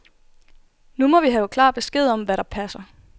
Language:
Danish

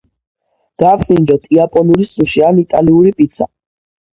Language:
Georgian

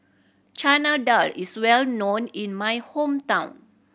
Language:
English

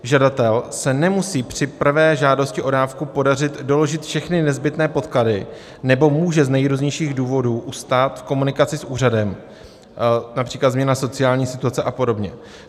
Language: Czech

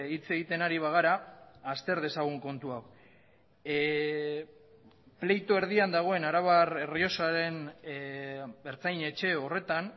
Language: Basque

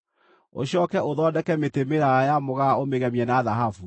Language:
Kikuyu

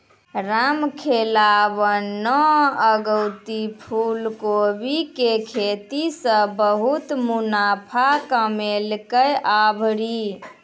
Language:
Maithili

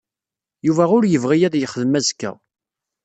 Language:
Kabyle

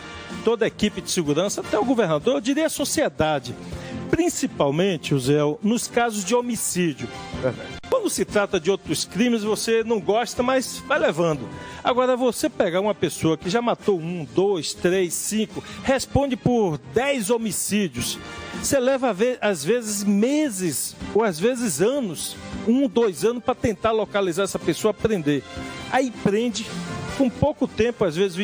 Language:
Portuguese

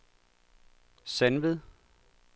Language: Danish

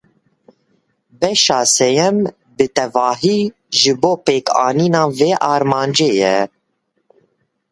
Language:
Kurdish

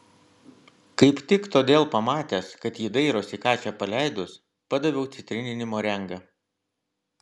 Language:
Lithuanian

